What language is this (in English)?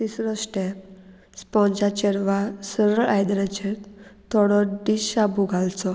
Konkani